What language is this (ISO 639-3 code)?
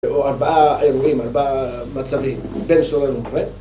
heb